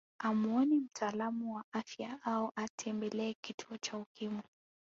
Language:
Swahili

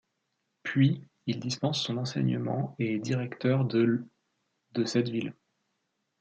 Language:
French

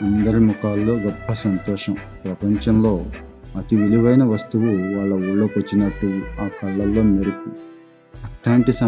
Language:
Telugu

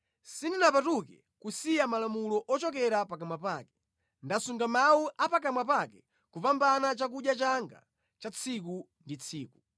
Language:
Nyanja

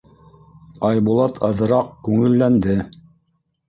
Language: Bashkir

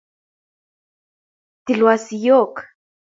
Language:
Kalenjin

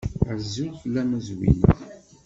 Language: Kabyle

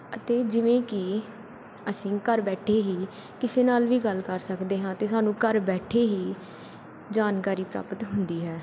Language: Punjabi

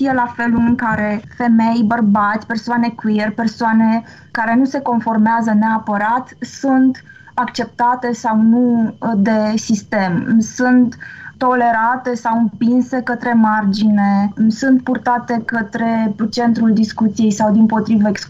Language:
Romanian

